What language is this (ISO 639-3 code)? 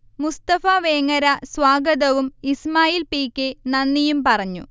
mal